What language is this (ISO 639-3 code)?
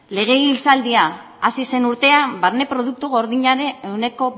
eus